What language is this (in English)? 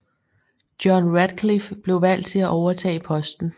Danish